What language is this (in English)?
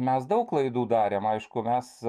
Lithuanian